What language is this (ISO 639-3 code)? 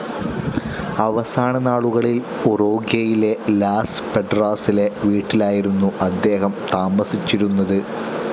mal